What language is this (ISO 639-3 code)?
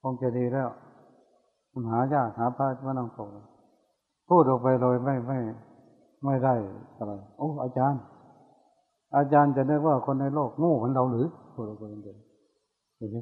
tha